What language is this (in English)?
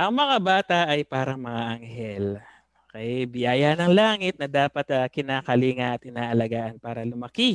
Filipino